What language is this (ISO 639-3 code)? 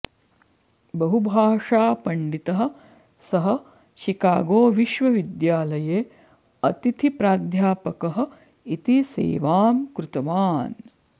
san